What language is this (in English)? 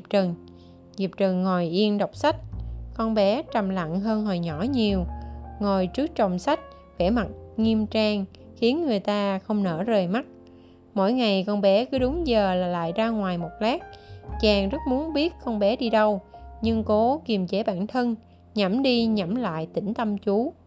Vietnamese